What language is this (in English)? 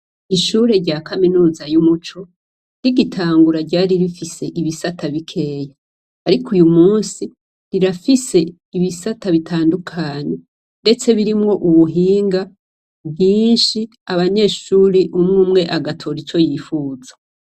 Rundi